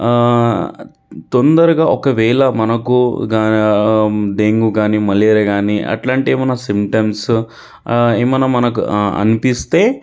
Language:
Telugu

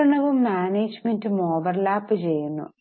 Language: Malayalam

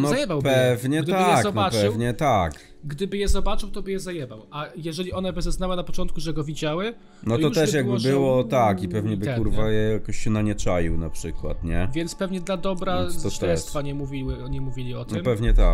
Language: Polish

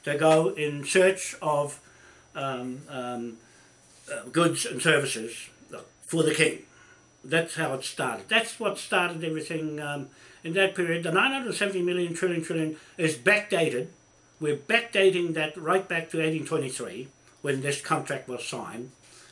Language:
English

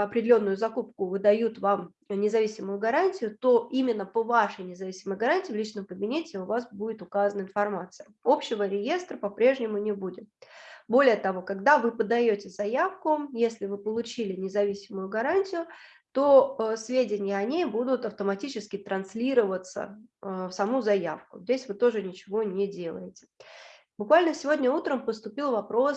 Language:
Russian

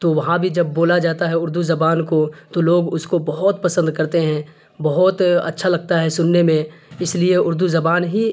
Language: Urdu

